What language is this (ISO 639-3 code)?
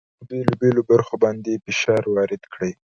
pus